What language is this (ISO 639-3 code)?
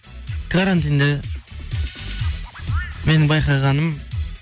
kaz